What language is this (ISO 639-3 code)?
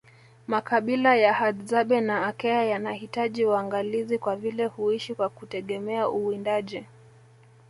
swa